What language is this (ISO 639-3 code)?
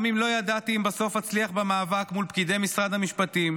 heb